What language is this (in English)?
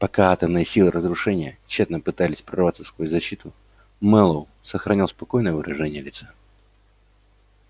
Russian